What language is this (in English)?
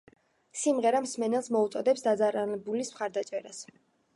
Georgian